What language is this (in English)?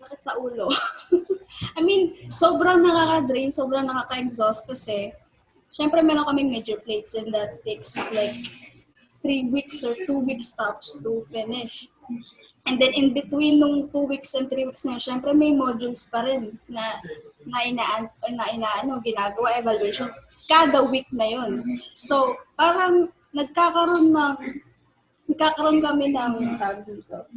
Filipino